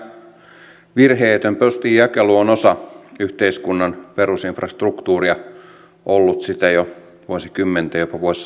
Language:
Finnish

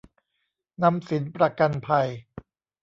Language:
Thai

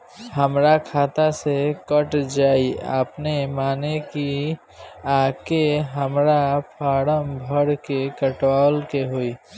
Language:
Bhojpuri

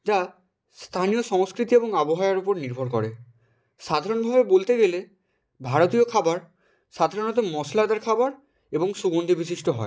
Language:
Bangla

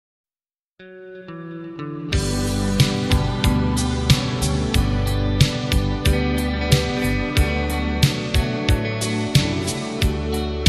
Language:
Spanish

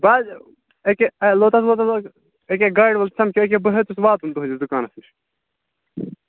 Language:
Kashmiri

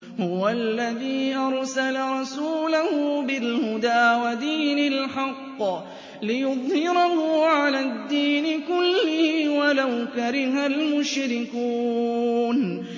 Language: Arabic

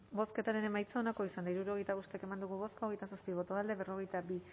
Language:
Basque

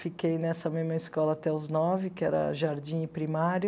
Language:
Portuguese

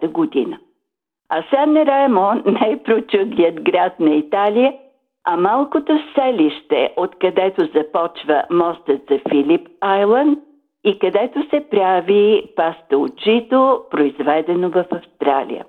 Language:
Bulgarian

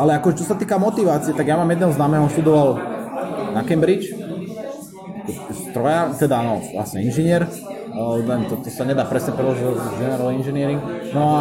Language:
Slovak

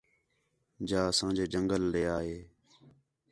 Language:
Khetrani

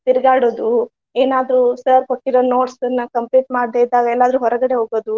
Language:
Kannada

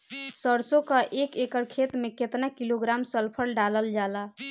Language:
Bhojpuri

